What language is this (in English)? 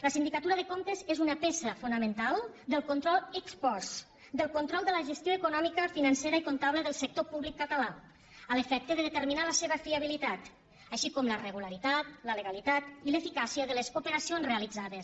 Catalan